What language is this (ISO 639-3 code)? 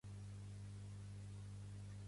cat